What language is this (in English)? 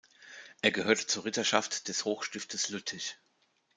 German